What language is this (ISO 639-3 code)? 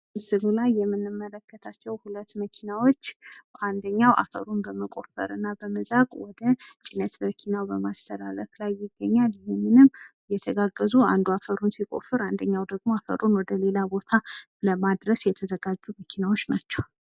amh